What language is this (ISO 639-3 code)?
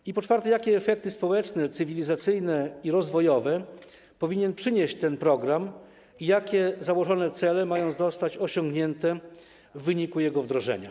pol